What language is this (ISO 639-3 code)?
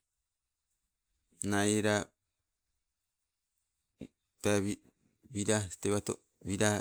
nco